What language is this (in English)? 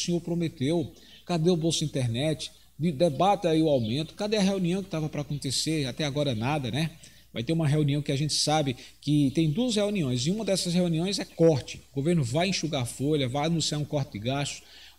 Portuguese